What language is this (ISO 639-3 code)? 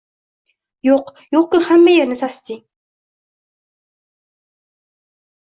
uzb